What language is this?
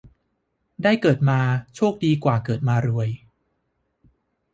Thai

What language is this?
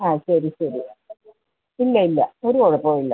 Malayalam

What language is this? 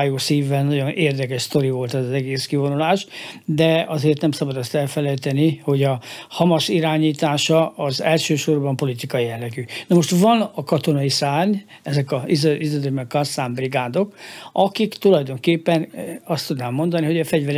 Hungarian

